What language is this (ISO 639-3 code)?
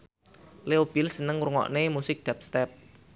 jav